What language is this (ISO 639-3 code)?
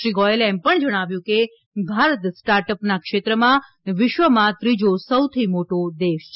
guj